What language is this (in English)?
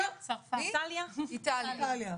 Hebrew